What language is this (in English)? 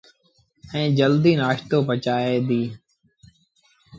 Sindhi Bhil